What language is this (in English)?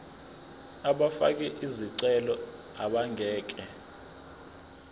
Zulu